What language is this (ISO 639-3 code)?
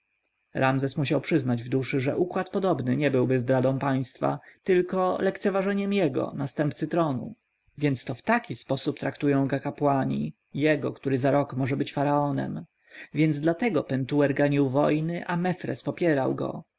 pol